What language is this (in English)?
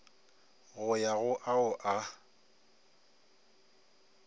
Northern Sotho